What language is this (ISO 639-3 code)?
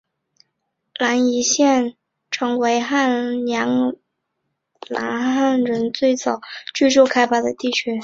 zho